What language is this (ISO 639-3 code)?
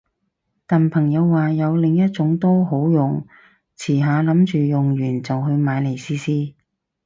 yue